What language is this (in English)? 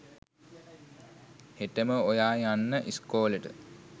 Sinhala